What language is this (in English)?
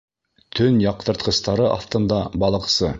Bashkir